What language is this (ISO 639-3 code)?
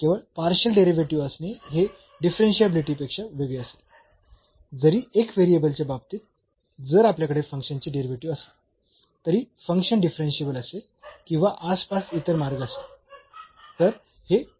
mar